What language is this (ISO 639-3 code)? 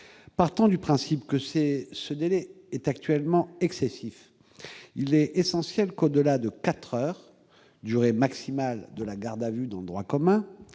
fra